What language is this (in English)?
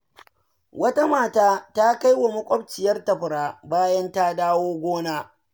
Hausa